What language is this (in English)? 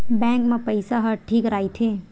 Chhattisgarhi